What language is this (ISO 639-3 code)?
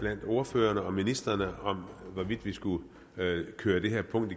dan